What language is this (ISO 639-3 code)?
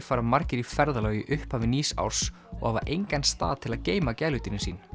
isl